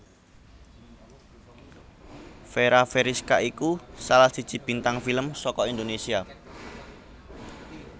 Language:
Javanese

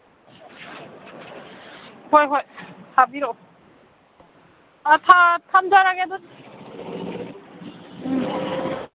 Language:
Manipuri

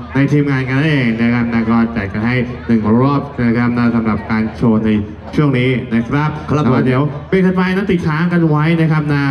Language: Thai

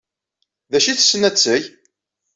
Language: Kabyle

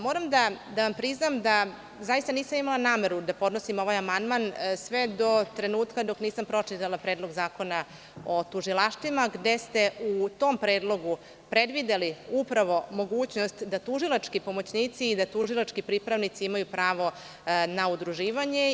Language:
Serbian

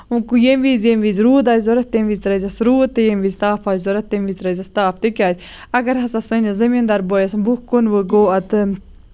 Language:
Kashmiri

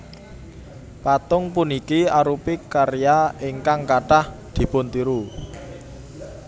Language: Javanese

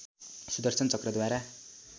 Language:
Nepali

